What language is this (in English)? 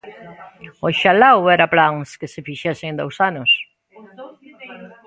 Galician